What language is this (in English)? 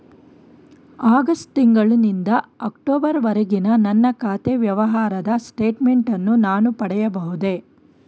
Kannada